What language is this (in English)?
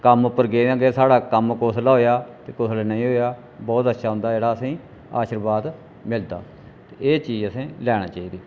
Dogri